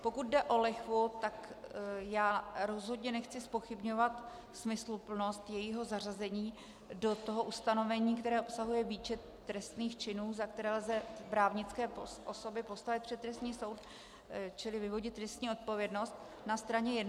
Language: Czech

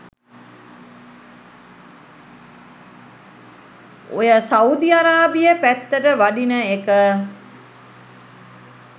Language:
Sinhala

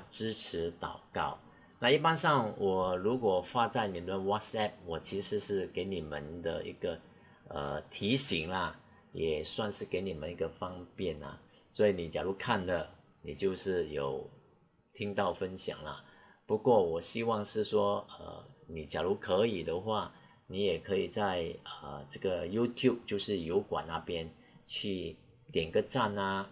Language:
Chinese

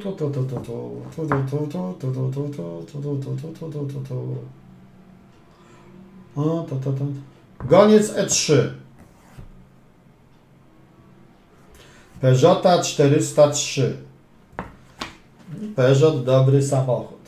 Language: Polish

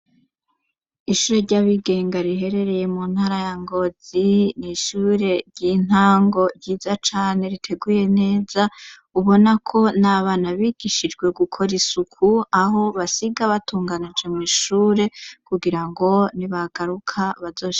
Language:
Rundi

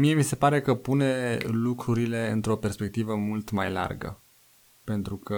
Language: Romanian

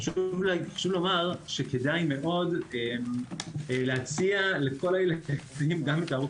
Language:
Hebrew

